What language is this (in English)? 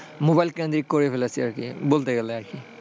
Bangla